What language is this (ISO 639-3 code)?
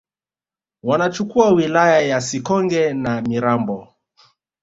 swa